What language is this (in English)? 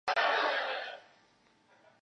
Chinese